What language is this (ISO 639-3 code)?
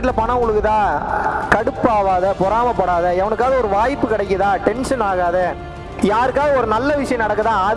tam